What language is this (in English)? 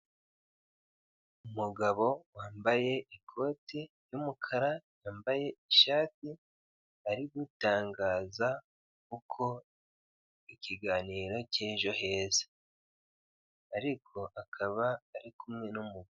Kinyarwanda